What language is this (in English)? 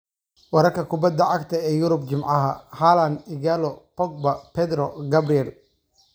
Somali